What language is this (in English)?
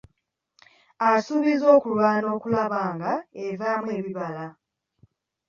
Ganda